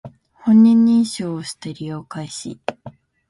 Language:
Japanese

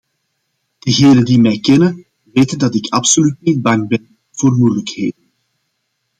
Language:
Dutch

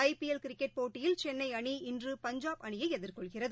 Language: Tamil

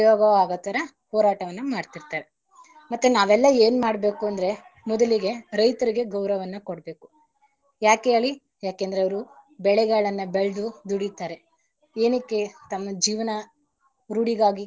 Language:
Kannada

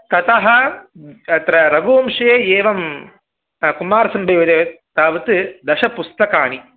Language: Sanskrit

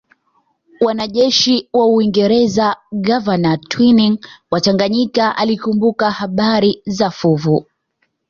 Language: Swahili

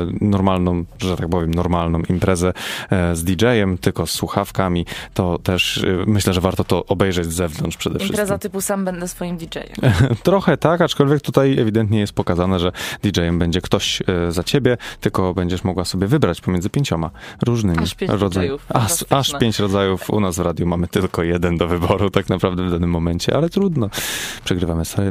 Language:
Polish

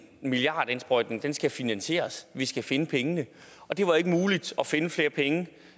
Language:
Danish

